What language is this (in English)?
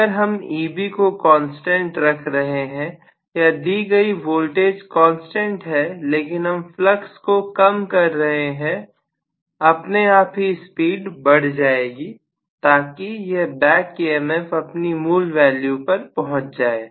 Hindi